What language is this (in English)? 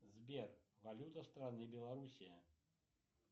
Russian